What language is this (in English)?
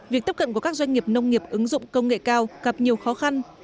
Vietnamese